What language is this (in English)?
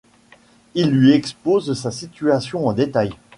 French